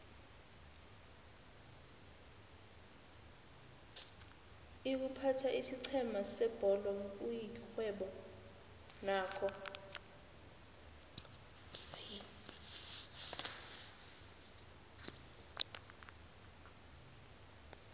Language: South Ndebele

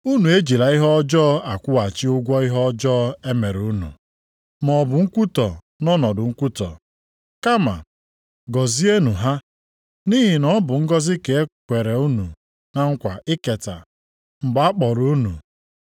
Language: Igbo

